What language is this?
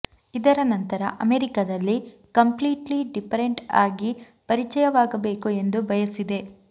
Kannada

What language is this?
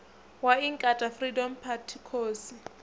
Venda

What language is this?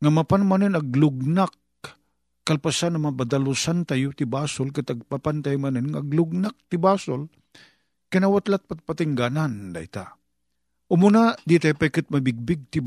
Filipino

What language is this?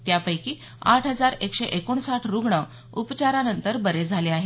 Marathi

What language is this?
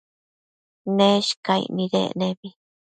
Matsés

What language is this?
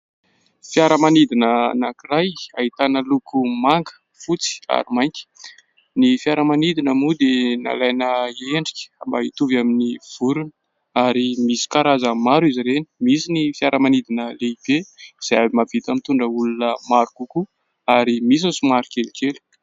Malagasy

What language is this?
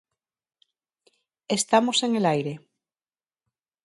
Galician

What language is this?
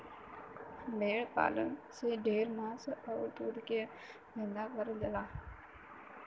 Bhojpuri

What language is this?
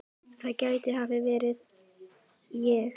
Icelandic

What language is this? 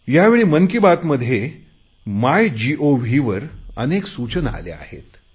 Marathi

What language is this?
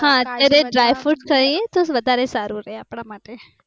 Gujarati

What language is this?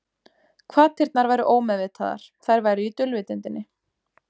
Icelandic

